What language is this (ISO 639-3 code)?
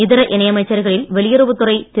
tam